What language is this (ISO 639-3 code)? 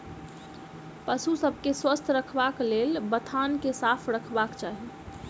mai